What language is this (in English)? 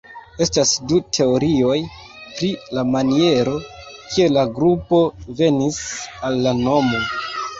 Esperanto